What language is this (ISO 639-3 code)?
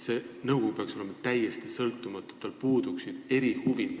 est